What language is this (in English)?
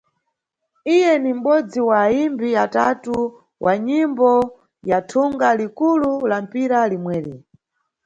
Nyungwe